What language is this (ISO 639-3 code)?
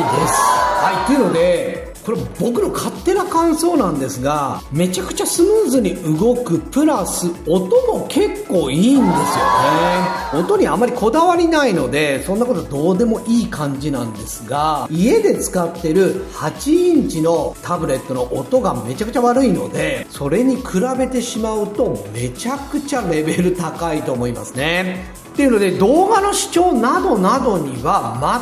jpn